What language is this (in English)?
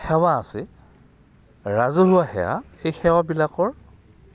Assamese